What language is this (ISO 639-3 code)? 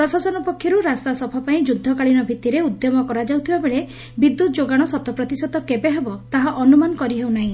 ori